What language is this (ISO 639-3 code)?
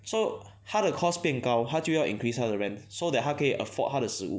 eng